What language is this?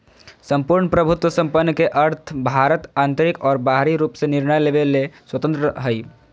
Magahi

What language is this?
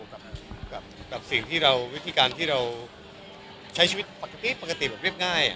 Thai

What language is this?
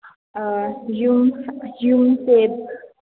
Manipuri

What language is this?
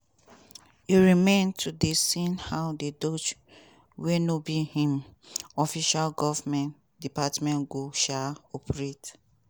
Nigerian Pidgin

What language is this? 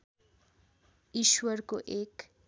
Nepali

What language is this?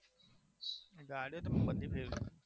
Gujarati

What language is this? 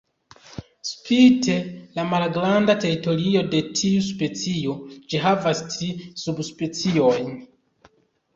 Esperanto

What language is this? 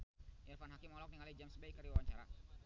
Sundanese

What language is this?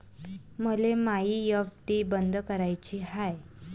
Marathi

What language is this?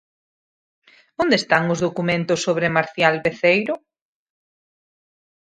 Galician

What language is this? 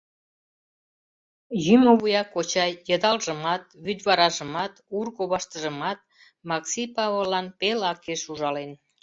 Mari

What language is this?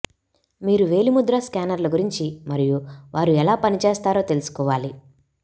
Telugu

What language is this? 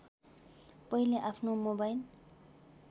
Nepali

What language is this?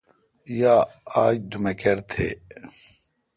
Kalkoti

